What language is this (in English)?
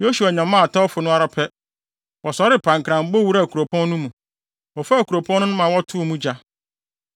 Akan